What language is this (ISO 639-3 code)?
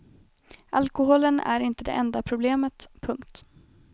swe